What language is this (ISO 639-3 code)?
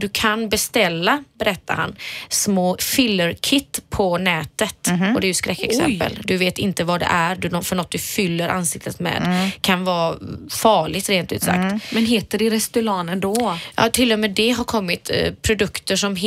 swe